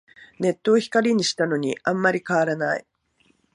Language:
Japanese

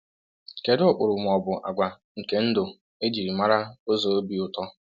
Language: Igbo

